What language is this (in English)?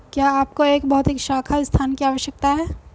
Hindi